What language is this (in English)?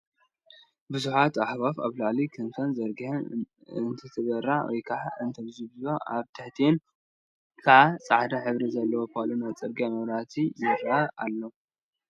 Tigrinya